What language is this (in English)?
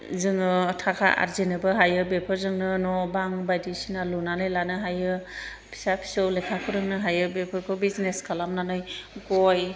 Bodo